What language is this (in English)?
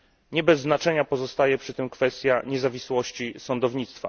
Polish